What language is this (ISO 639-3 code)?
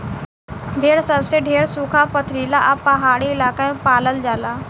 bho